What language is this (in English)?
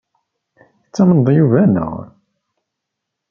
Kabyle